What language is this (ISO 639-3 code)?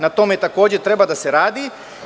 srp